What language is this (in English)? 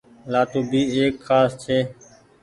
Goaria